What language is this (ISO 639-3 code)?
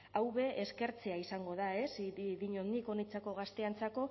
eus